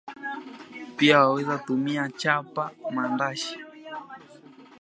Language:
Swahili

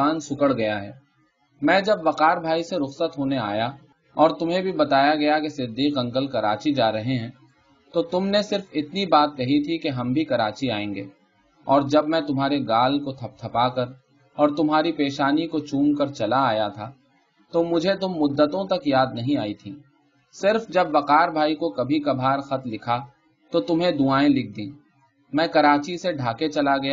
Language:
Urdu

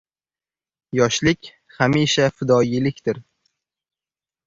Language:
Uzbek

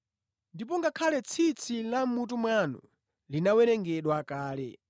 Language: Nyanja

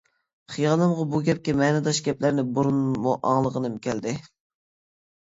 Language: Uyghur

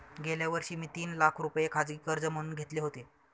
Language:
Marathi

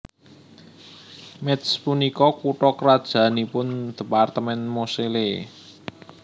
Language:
Javanese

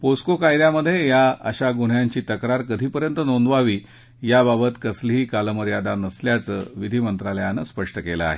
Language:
Marathi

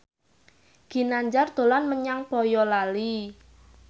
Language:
Javanese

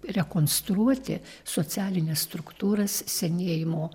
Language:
Lithuanian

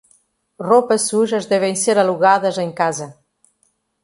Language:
Portuguese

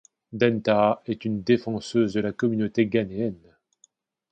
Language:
French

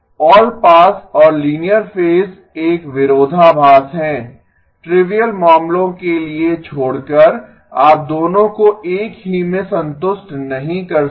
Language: Hindi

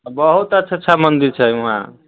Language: Maithili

